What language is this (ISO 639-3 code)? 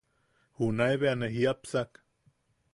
yaq